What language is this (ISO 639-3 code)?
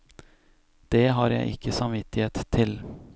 nor